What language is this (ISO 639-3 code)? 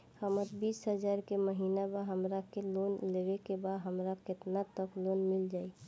bho